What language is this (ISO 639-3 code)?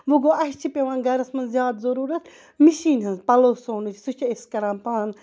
kas